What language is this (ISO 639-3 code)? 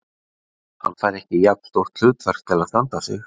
isl